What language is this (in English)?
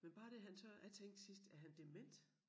Danish